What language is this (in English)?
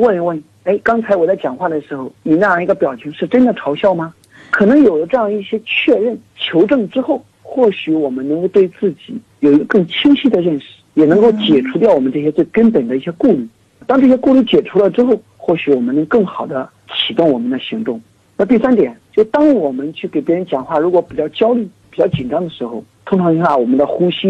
Chinese